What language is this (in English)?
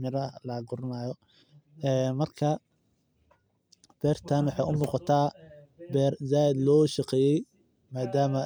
Somali